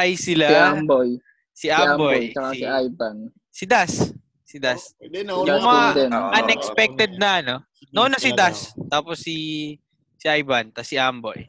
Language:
Filipino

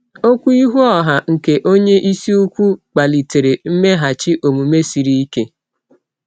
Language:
Igbo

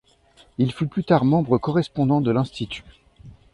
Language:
French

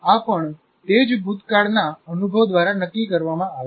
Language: Gujarati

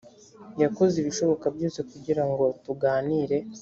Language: Kinyarwanda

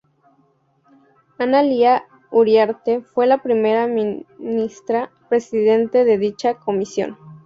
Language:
Spanish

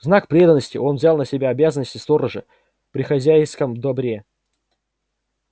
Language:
Russian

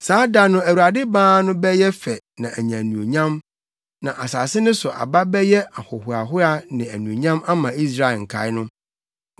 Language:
Akan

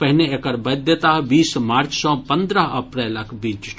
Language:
Maithili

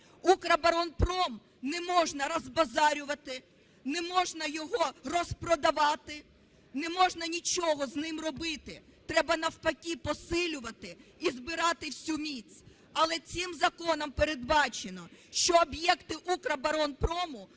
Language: Ukrainian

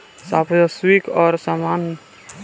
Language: Bhojpuri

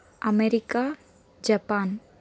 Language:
Telugu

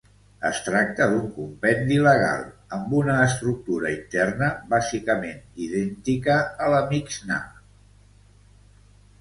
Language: Catalan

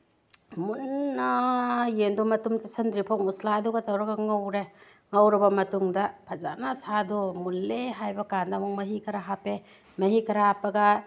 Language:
Manipuri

